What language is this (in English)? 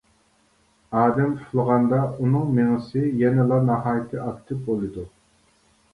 Uyghur